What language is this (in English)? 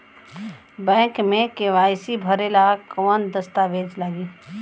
Bhojpuri